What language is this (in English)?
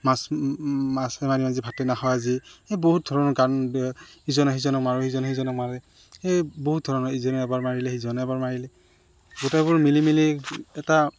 Assamese